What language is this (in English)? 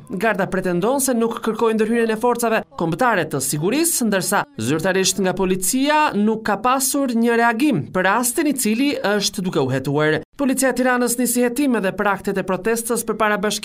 Romanian